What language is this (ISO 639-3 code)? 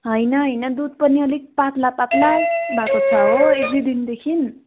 nep